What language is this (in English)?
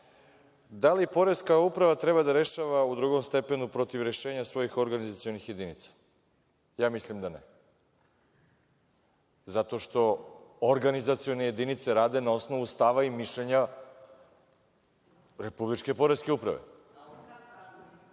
Serbian